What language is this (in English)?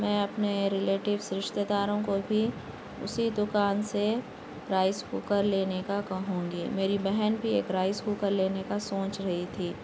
Urdu